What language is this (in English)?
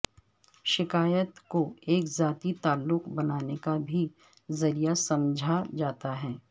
Urdu